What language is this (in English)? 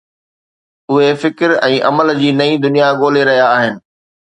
Sindhi